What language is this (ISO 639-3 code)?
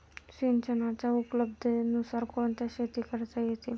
mar